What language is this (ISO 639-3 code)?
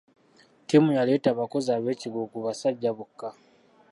lug